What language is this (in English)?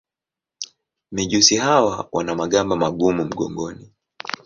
Swahili